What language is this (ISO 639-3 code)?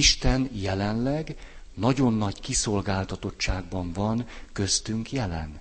hun